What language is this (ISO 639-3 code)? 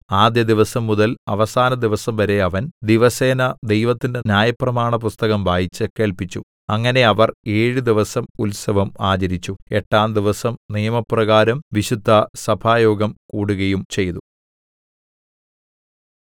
mal